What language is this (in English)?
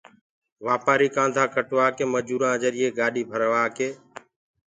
Gurgula